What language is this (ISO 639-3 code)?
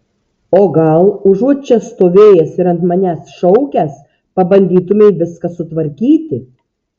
lit